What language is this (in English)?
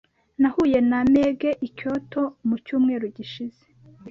Kinyarwanda